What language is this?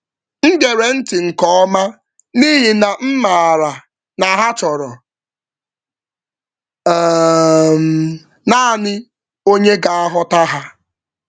Igbo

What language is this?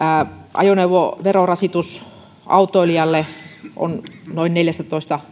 Finnish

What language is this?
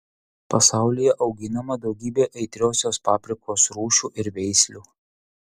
Lithuanian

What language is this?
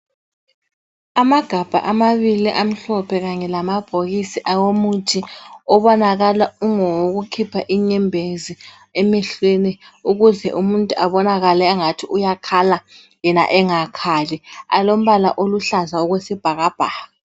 North Ndebele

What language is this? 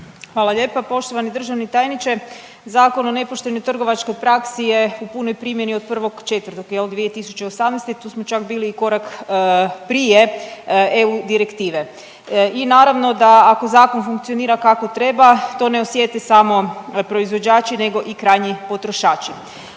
Croatian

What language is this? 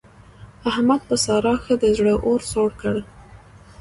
Pashto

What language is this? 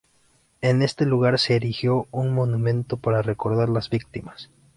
Spanish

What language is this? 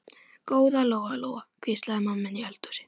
Icelandic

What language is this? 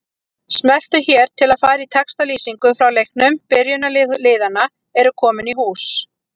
Icelandic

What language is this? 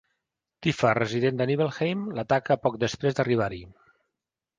Catalan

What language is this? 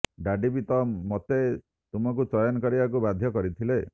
Odia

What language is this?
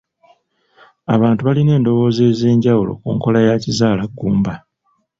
Ganda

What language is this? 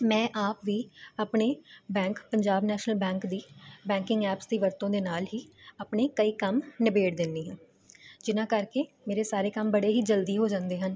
Punjabi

